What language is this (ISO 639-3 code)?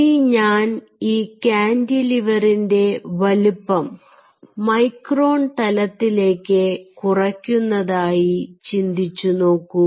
mal